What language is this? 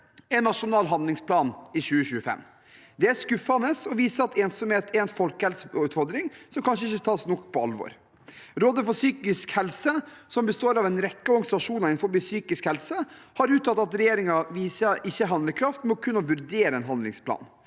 Norwegian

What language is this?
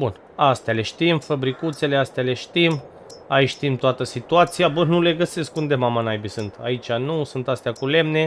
Romanian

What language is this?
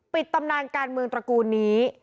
Thai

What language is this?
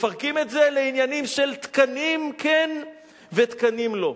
Hebrew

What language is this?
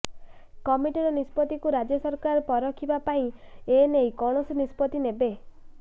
Odia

